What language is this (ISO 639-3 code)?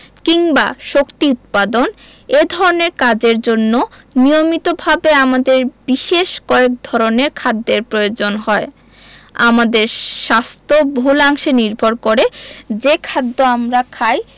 ben